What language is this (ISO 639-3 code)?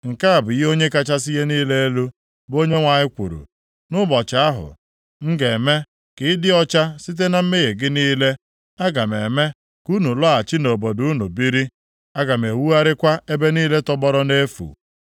ibo